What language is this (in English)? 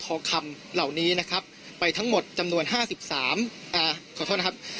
Thai